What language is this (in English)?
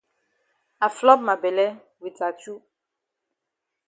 Cameroon Pidgin